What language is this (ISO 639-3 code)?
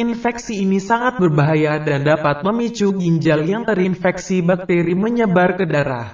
ind